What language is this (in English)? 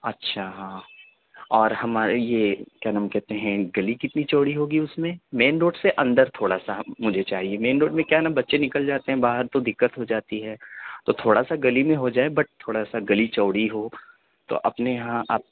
Urdu